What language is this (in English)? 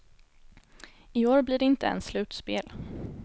Swedish